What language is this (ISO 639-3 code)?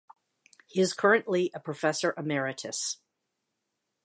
eng